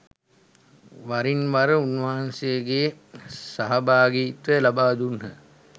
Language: Sinhala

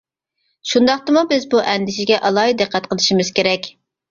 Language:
Uyghur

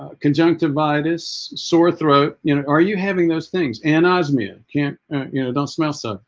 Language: English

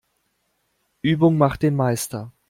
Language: German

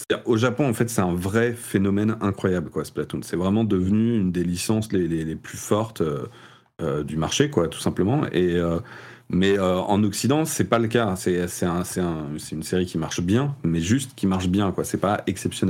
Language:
French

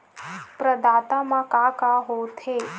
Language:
Chhattisgarhi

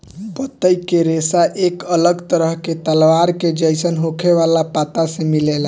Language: Bhojpuri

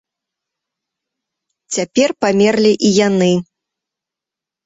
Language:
Belarusian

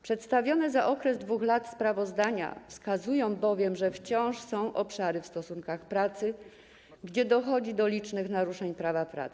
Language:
Polish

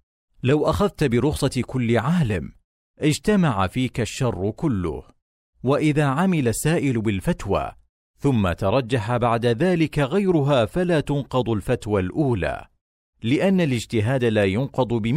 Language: Arabic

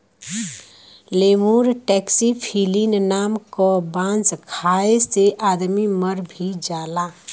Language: Bhojpuri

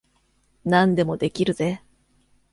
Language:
Japanese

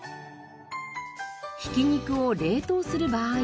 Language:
Japanese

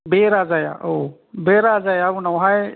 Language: Bodo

